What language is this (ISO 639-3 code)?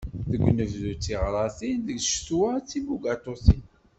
kab